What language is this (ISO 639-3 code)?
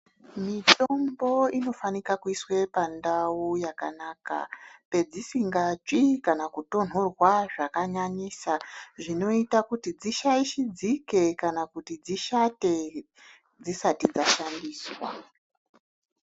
ndc